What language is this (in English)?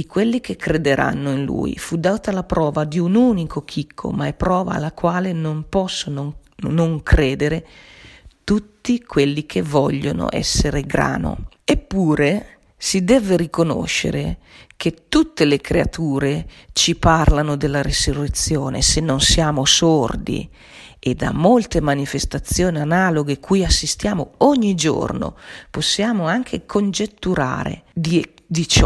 Italian